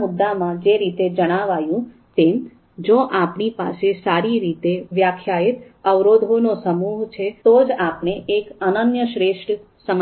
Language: Gujarati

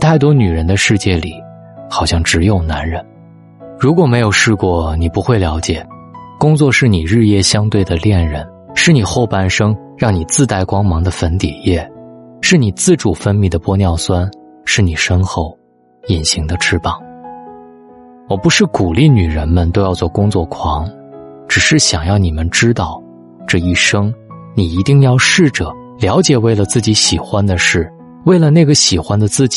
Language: Chinese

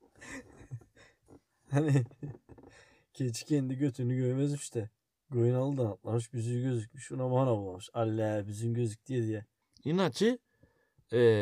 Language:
Turkish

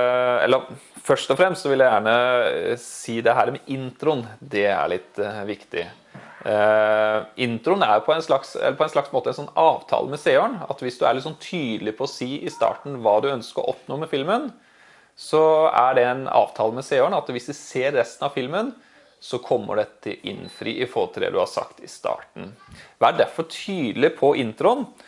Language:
Norwegian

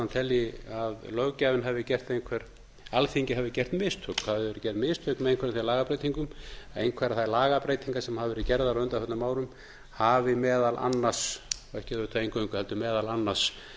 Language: Icelandic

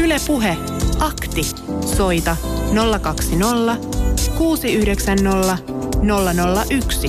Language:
Finnish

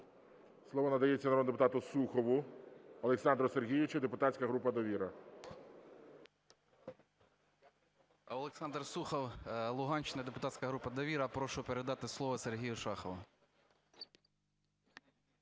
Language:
Ukrainian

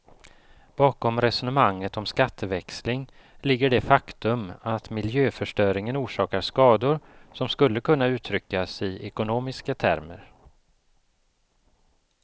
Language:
Swedish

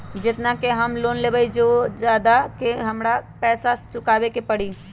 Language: Magahi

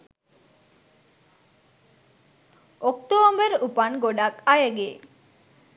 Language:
Sinhala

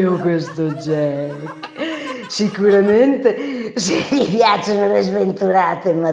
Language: Italian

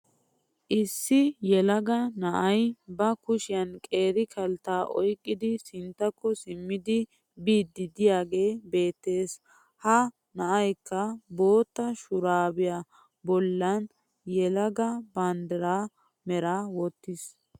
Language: Wolaytta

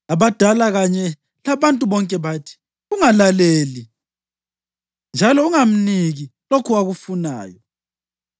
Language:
North Ndebele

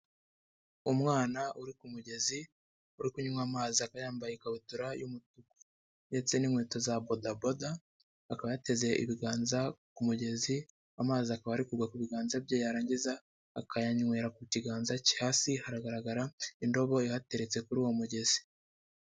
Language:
Kinyarwanda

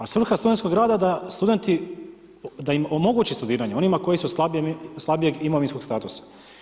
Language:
Croatian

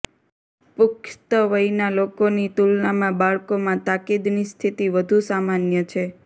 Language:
Gujarati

